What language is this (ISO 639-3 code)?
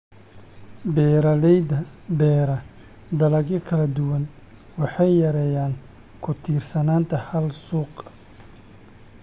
som